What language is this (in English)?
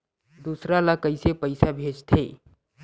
Chhattisgarhi